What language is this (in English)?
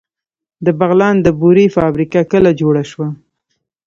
Pashto